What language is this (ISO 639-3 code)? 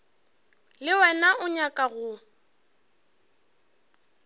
nso